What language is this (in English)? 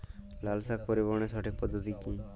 Bangla